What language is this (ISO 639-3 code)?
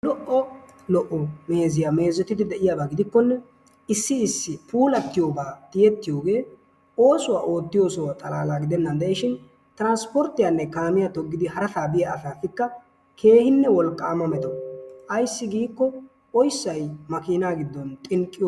wal